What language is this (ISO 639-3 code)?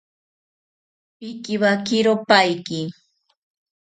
cpy